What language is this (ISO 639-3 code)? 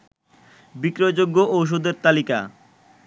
ben